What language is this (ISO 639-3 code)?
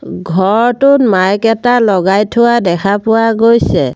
asm